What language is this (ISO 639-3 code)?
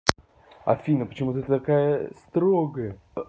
rus